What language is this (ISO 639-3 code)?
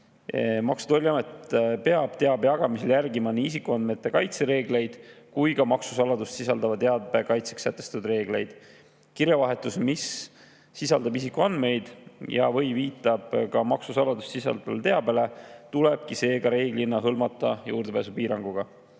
est